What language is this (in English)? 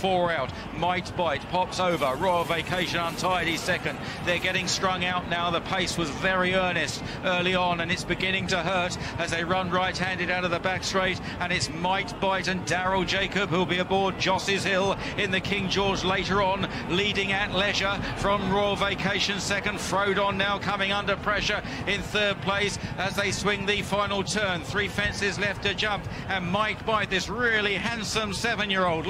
English